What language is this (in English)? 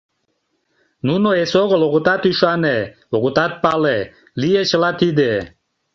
Mari